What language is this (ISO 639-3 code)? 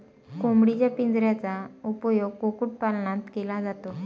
mar